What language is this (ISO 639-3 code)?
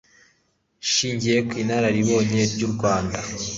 kin